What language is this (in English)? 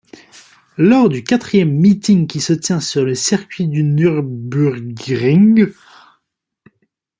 French